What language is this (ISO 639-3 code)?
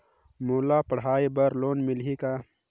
hne